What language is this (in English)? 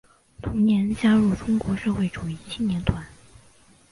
Chinese